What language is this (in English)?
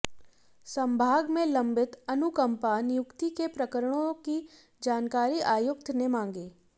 Hindi